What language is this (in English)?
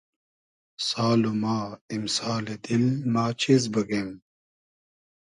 Hazaragi